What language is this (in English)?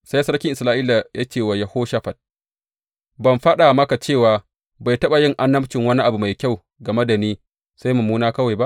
Hausa